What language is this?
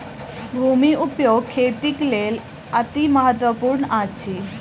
Maithili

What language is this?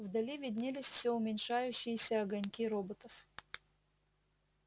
Russian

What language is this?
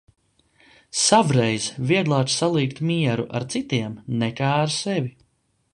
Latvian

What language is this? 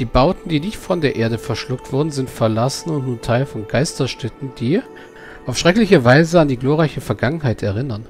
German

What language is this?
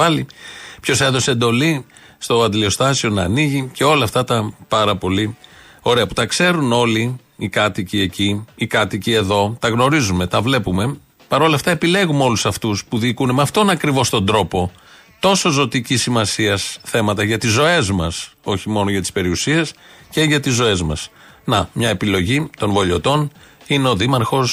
Greek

